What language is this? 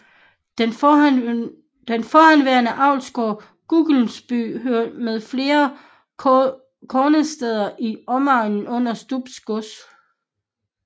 Danish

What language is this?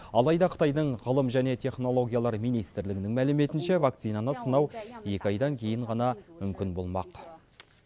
Kazakh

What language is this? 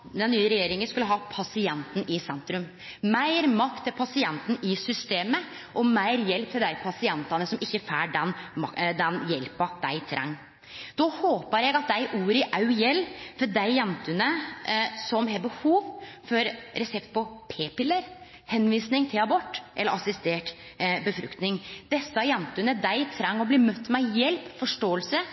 Norwegian Nynorsk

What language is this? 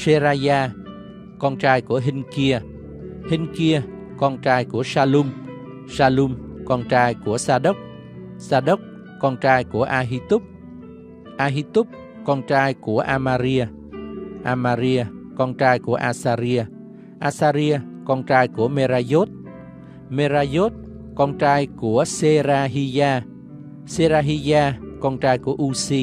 Vietnamese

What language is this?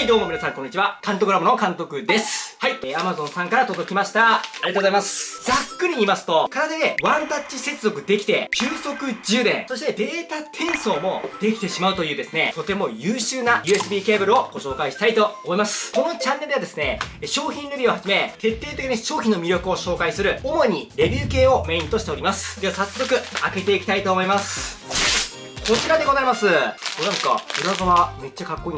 Japanese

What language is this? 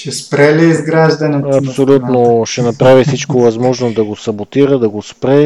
Bulgarian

